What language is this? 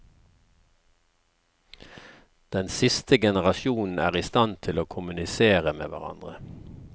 Norwegian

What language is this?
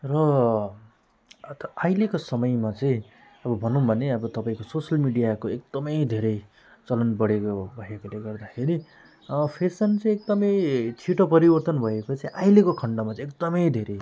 Nepali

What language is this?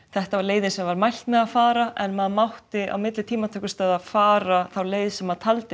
Icelandic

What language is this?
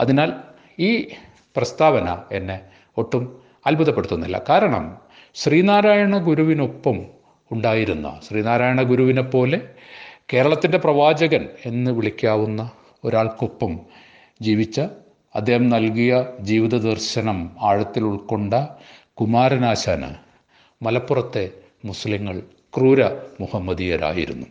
Malayalam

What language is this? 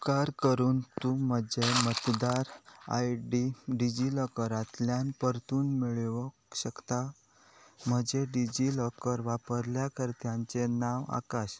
Konkani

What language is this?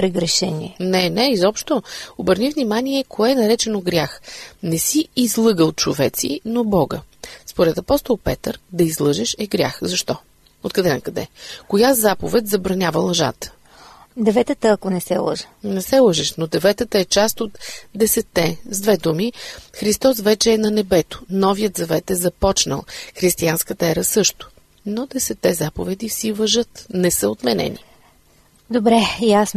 Bulgarian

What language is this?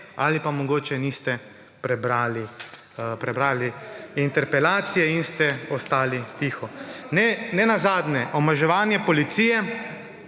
Slovenian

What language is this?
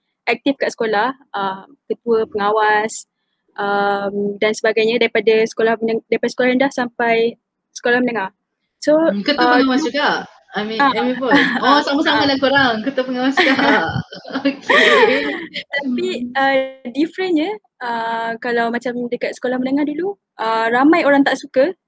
Malay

